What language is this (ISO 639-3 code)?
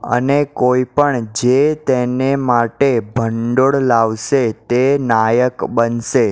guj